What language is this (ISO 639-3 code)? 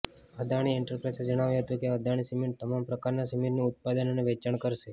guj